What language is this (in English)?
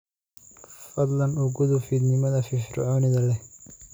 Somali